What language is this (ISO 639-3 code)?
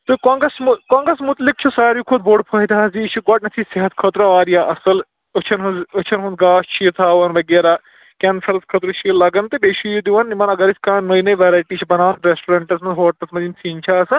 kas